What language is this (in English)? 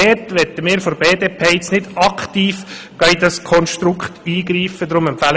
Swiss German